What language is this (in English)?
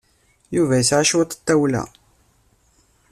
Kabyle